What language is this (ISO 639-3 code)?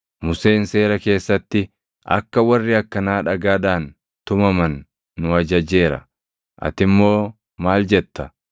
orm